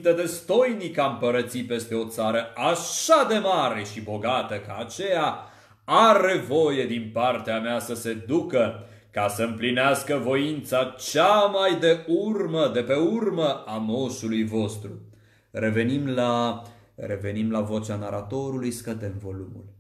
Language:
Romanian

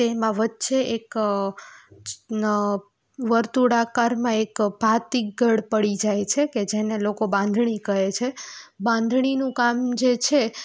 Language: Gujarati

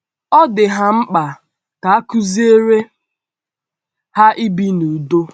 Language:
Igbo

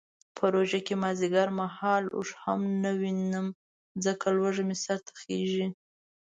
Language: Pashto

